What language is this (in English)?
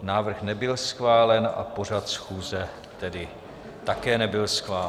Czech